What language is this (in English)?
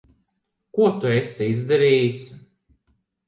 Latvian